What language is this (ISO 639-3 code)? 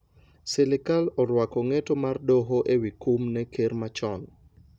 luo